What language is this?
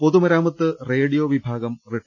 Malayalam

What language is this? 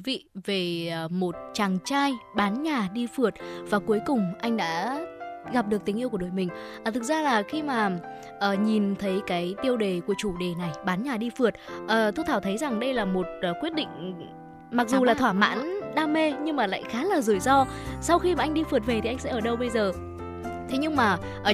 Vietnamese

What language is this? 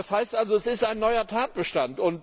German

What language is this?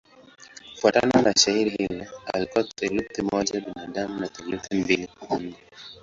Swahili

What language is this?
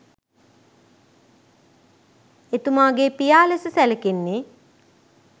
Sinhala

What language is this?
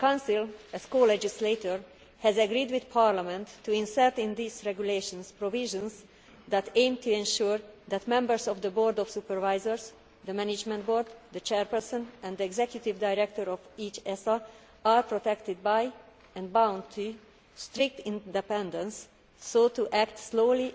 English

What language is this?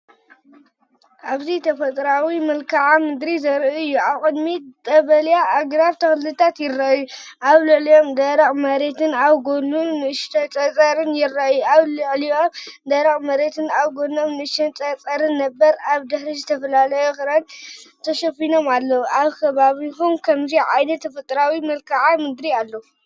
Tigrinya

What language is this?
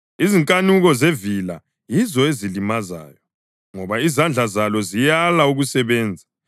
North Ndebele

